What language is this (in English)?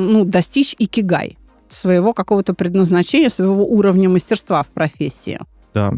Russian